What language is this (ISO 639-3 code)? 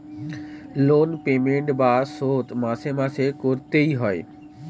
ben